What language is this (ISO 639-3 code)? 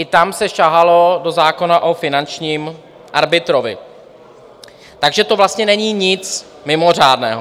ces